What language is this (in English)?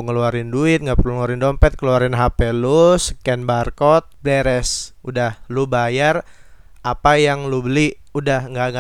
Indonesian